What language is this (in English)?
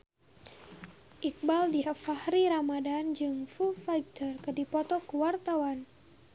Sundanese